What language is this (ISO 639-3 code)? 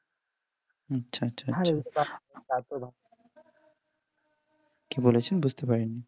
ben